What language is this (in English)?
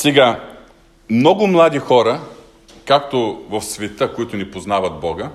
Bulgarian